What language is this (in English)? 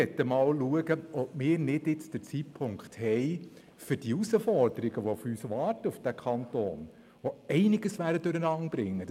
Swiss German